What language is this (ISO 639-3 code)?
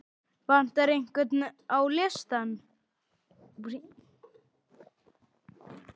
isl